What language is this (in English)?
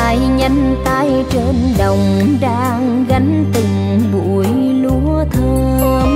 Vietnamese